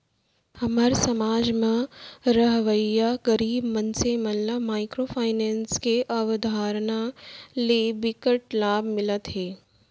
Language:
Chhattisgarhi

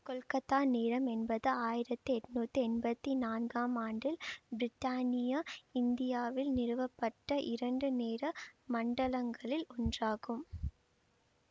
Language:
Tamil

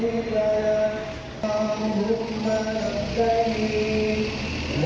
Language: Indonesian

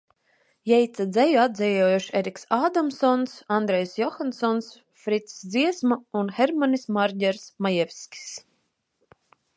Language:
Latvian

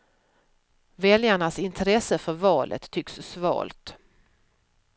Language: Swedish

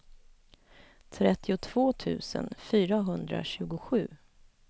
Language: Swedish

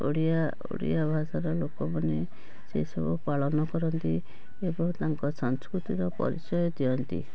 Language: Odia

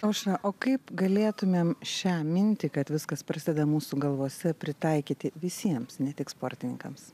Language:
Lithuanian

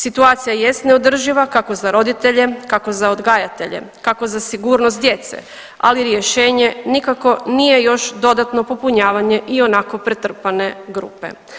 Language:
Croatian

